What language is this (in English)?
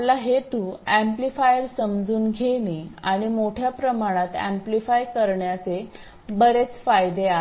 Marathi